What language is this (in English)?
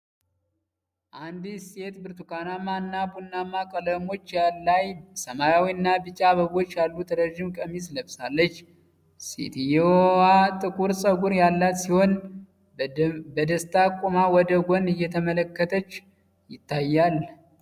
Amharic